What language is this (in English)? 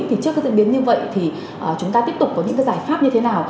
Vietnamese